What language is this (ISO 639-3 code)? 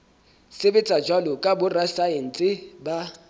sot